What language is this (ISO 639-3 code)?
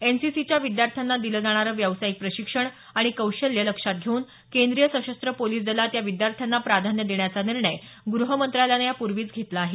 mar